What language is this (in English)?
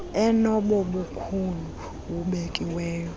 Xhosa